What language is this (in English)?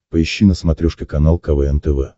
Russian